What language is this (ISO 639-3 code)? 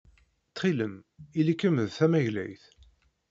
kab